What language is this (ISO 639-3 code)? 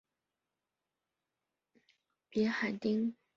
zho